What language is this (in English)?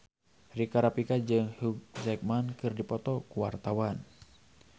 Sundanese